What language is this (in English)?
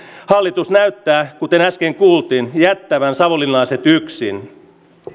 Finnish